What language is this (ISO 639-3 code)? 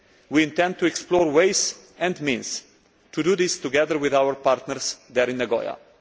eng